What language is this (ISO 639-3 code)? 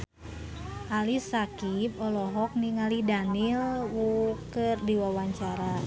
sun